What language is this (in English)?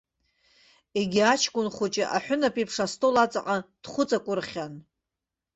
Abkhazian